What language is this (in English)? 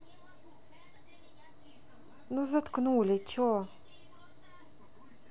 Russian